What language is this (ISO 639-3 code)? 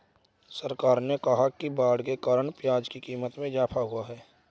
hin